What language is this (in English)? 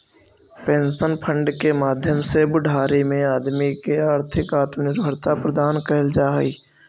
Magahi